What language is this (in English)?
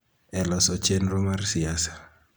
Luo (Kenya and Tanzania)